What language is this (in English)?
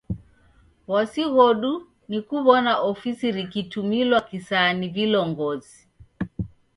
Taita